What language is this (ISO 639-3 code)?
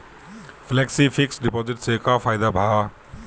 bho